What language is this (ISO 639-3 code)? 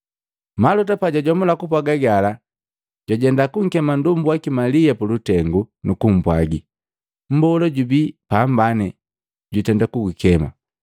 mgv